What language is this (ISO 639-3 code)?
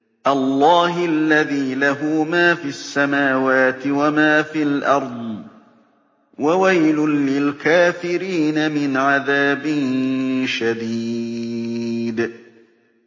ara